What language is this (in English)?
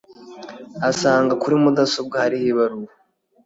Kinyarwanda